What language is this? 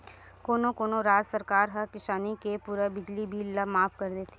Chhattisgarhi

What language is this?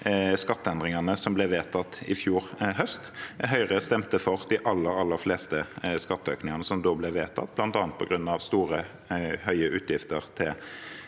Norwegian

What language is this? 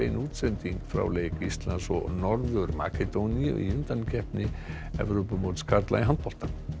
Icelandic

